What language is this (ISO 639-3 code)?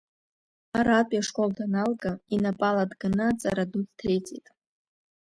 abk